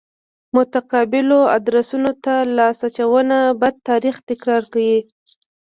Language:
Pashto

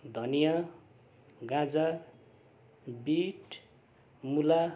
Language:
Nepali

